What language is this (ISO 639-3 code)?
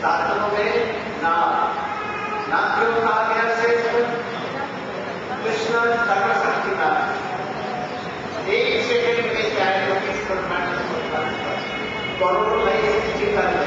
ell